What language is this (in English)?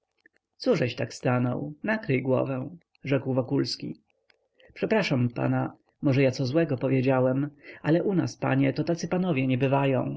Polish